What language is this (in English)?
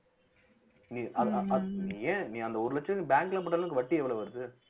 Tamil